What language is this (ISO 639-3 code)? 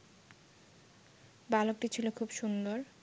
ben